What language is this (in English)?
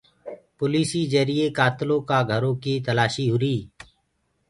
Gurgula